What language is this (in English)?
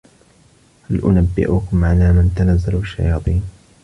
Arabic